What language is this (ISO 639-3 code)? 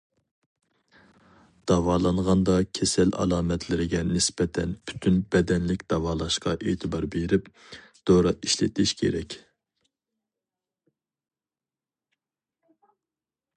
uig